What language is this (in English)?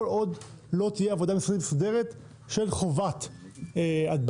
Hebrew